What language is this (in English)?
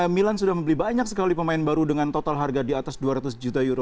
Indonesian